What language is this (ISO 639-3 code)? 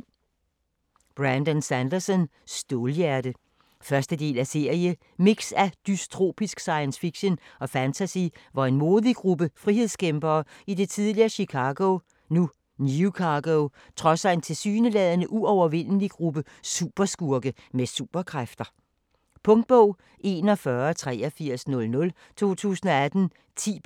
dan